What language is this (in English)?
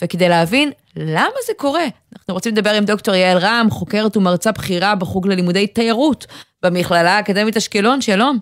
Hebrew